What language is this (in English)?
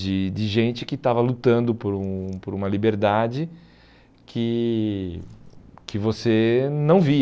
Portuguese